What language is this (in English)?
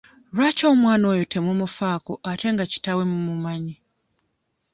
Ganda